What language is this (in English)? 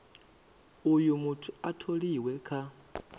Venda